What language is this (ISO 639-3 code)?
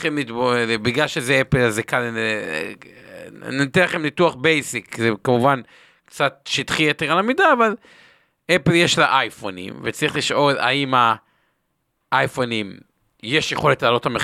heb